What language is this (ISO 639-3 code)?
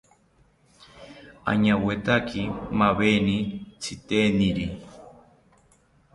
cpy